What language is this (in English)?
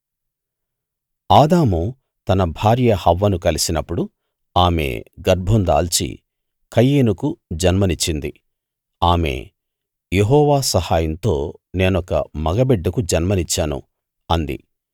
Telugu